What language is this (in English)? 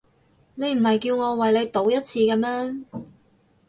Cantonese